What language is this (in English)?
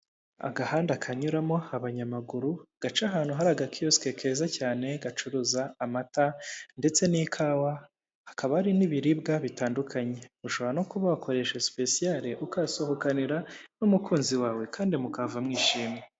Kinyarwanda